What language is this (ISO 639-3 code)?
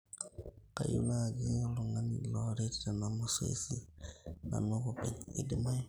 mas